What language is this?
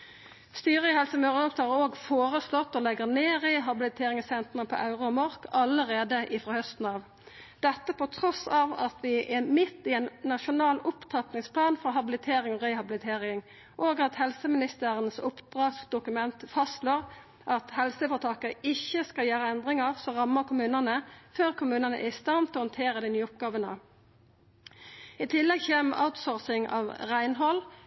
Norwegian Nynorsk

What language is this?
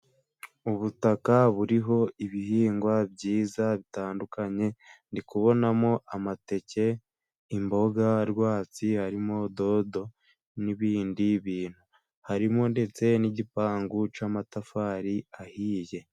Kinyarwanda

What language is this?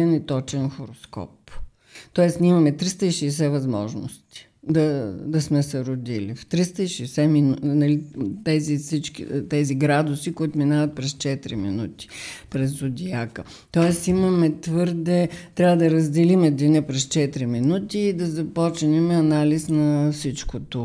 Bulgarian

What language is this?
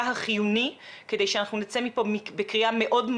Hebrew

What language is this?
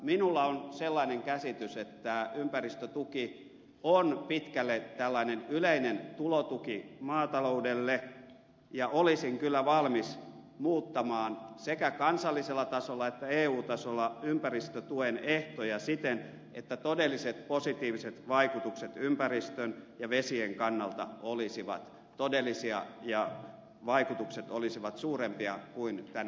Finnish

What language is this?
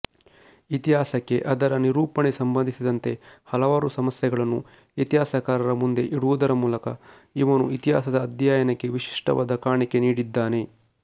Kannada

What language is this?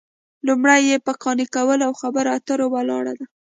Pashto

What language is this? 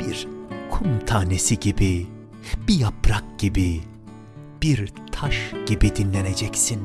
Turkish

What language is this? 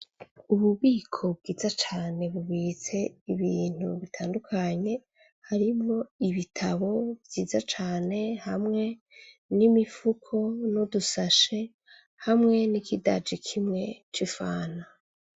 Rundi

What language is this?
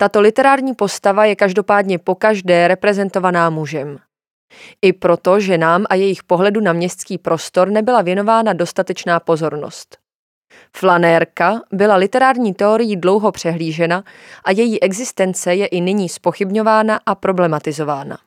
Czech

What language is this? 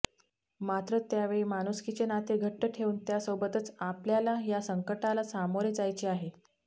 Marathi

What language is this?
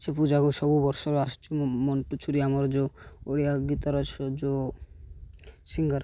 Odia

